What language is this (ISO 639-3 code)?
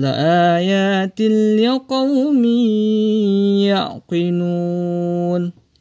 ara